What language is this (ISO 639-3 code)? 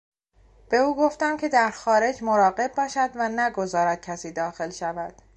fas